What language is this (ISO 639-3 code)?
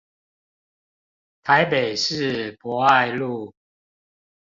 zho